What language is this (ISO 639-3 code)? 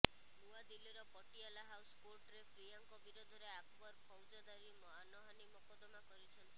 ori